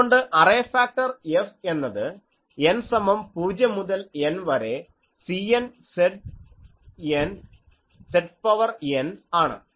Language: Malayalam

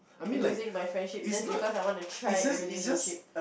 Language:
English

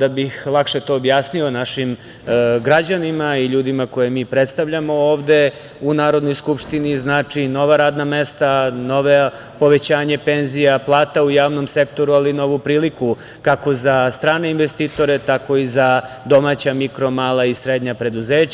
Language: Serbian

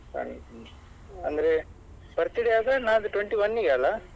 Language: Kannada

